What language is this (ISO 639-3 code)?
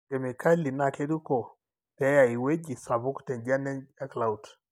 mas